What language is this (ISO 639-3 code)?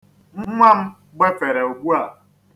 ibo